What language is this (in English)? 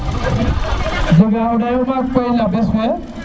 Serer